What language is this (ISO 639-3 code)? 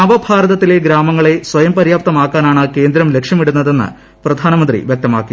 mal